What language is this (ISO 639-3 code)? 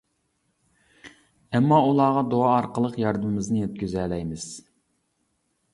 uig